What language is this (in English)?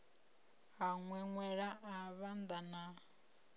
Venda